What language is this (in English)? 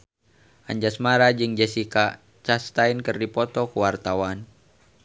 Sundanese